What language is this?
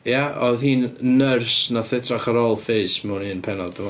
Welsh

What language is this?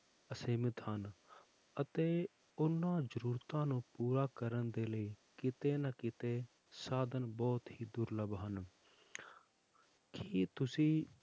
Punjabi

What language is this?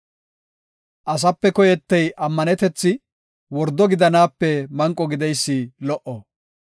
Gofa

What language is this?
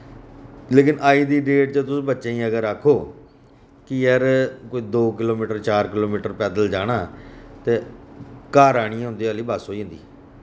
Dogri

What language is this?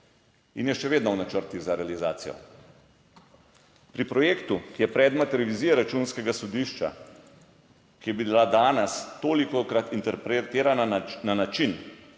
Slovenian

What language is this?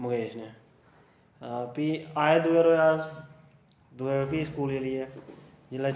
Dogri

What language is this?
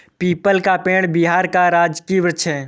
Hindi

